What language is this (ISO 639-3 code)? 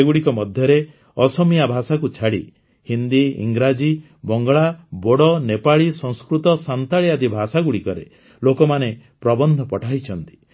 ori